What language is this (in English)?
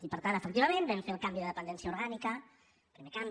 Catalan